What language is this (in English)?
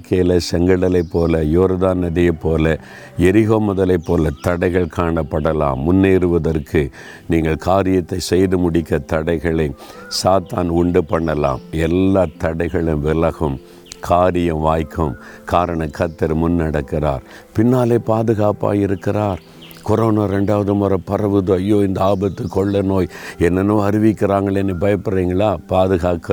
Tamil